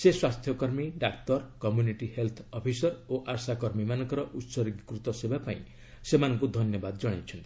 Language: Odia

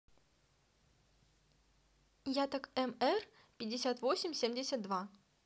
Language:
Russian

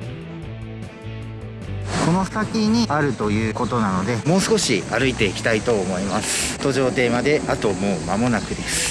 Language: Japanese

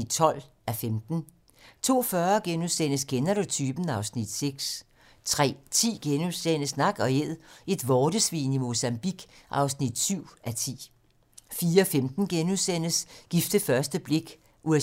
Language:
Danish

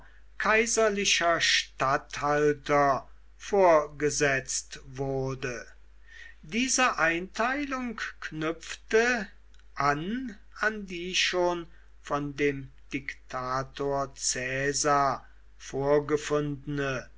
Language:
German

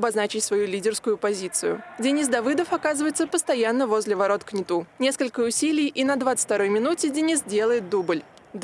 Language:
Russian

